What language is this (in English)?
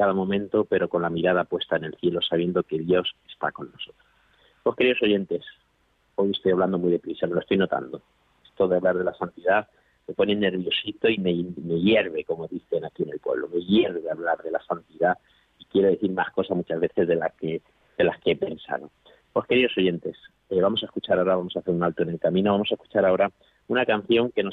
Spanish